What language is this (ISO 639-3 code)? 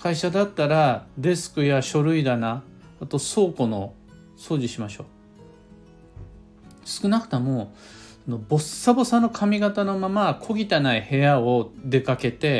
jpn